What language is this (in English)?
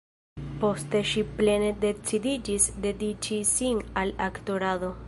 Esperanto